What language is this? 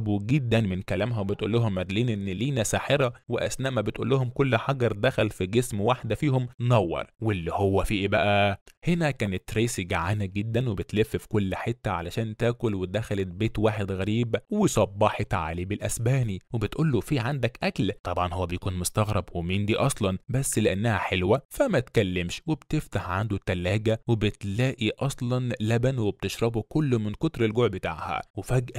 Arabic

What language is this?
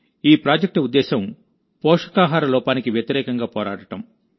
Telugu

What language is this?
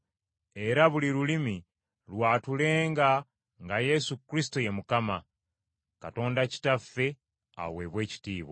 Ganda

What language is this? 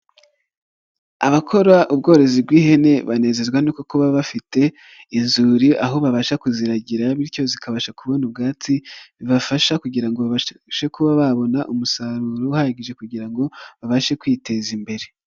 Kinyarwanda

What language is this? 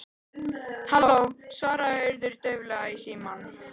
Icelandic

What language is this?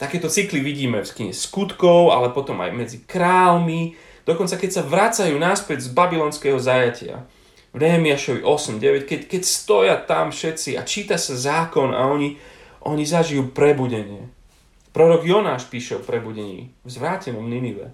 Slovak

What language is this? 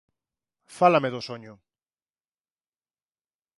Galician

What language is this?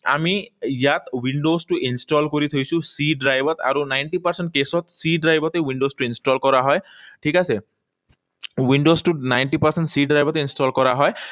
Assamese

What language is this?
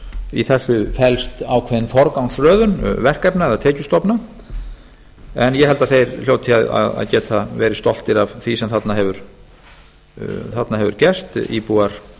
Icelandic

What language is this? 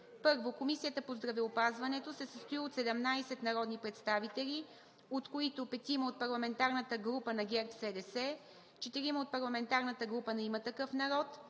Bulgarian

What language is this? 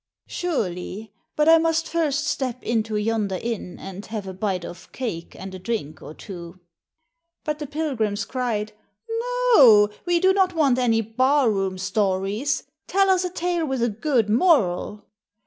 English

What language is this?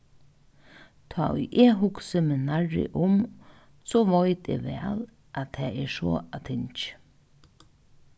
Faroese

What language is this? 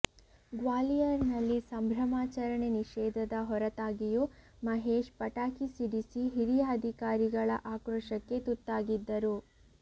Kannada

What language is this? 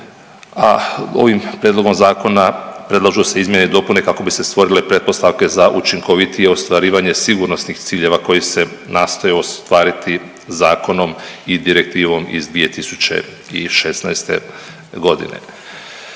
Croatian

